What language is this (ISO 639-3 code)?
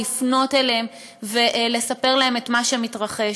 heb